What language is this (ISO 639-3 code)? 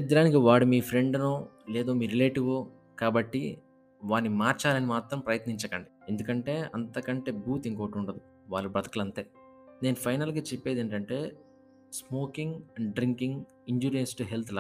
tel